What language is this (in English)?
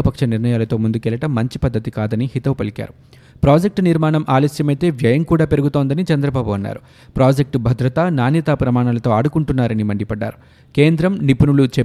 Telugu